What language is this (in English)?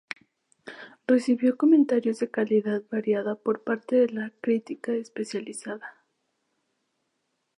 Spanish